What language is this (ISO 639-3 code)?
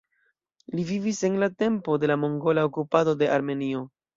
epo